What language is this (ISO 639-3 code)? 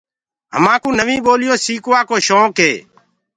ggg